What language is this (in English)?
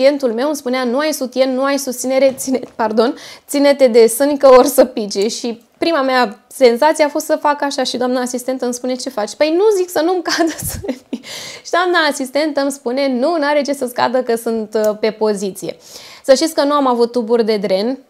Romanian